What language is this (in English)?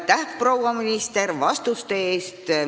Estonian